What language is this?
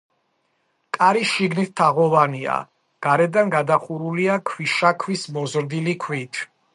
Georgian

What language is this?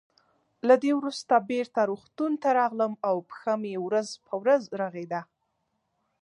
Pashto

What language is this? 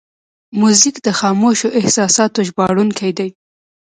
Pashto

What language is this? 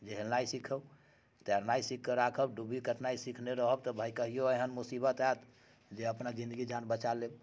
Maithili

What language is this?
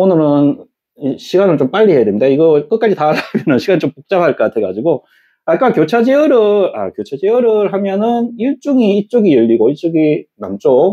Korean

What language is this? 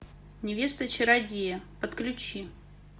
Russian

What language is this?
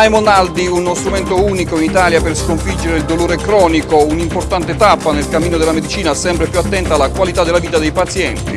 Italian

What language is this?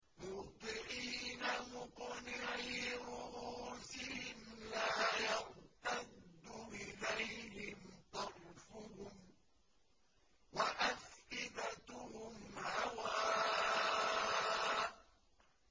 Arabic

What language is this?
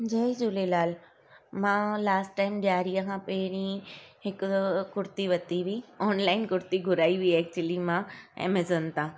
Sindhi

